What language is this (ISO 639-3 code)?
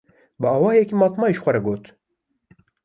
kur